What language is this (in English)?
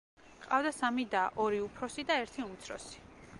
Georgian